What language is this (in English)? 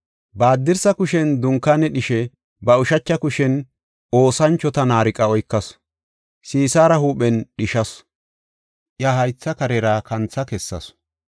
Gofa